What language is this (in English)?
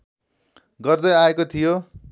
Nepali